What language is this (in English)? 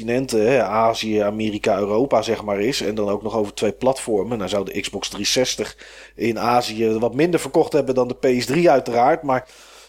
Dutch